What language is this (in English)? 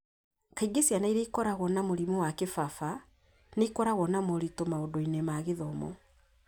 Kikuyu